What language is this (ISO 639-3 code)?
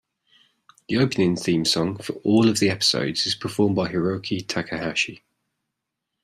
eng